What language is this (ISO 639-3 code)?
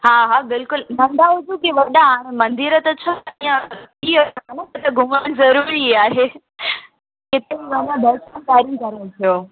snd